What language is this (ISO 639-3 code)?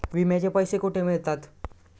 mar